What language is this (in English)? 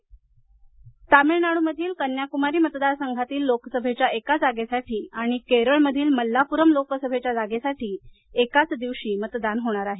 Marathi